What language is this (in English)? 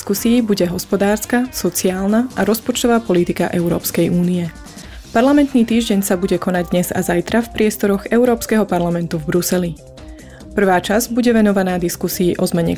Slovak